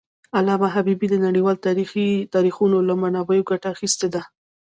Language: Pashto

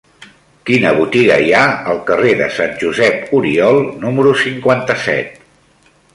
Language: Catalan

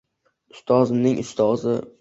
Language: Uzbek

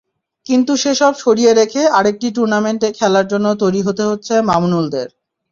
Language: Bangla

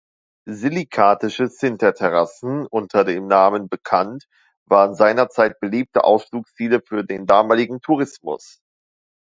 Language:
German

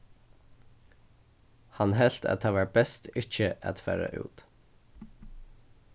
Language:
Faroese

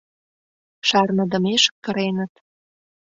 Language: Mari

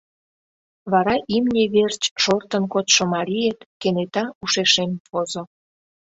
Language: Mari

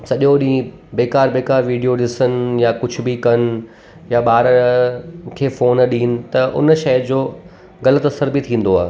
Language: Sindhi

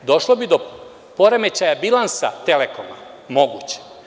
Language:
Serbian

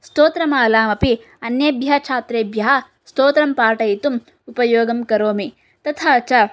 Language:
Sanskrit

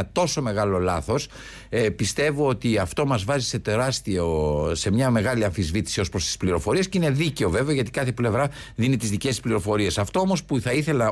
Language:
Greek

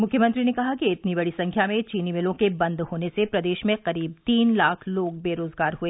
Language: Hindi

